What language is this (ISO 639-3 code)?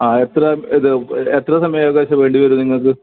mal